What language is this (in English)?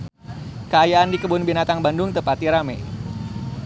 Sundanese